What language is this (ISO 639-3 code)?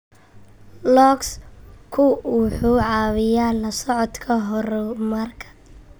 som